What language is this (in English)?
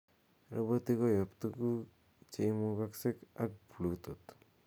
Kalenjin